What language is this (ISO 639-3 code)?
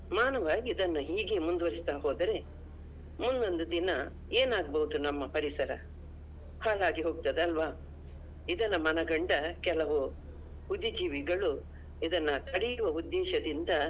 kan